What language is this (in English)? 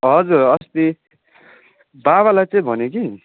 Nepali